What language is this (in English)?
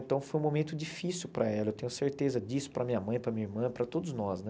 Portuguese